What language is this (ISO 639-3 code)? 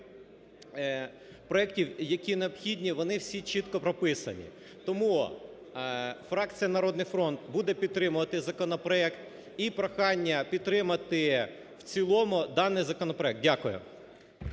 ukr